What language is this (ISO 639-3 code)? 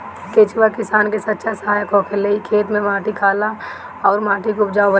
bho